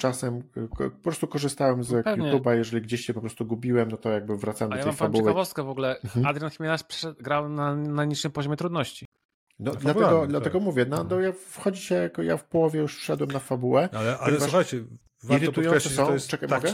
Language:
Polish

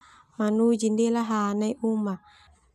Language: Termanu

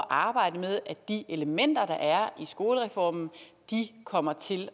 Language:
Danish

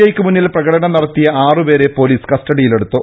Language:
Malayalam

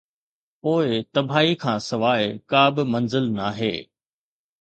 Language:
Sindhi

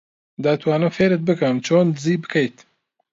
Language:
Central Kurdish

